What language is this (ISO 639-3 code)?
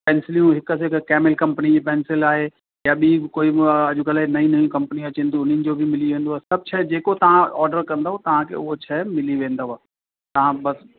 snd